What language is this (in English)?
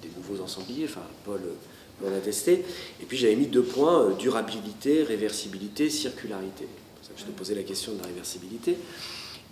French